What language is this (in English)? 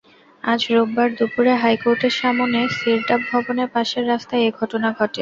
Bangla